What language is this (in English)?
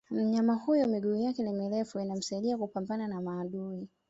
Swahili